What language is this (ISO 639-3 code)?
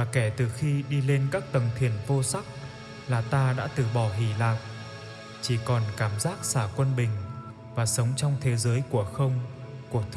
vie